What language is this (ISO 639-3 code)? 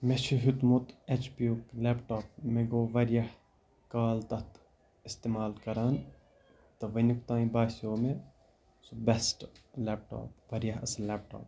kas